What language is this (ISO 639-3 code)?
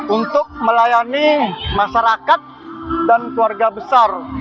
ind